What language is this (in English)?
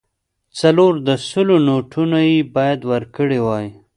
Pashto